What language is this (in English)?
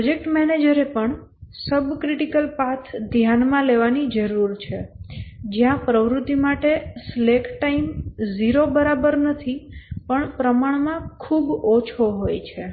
Gujarati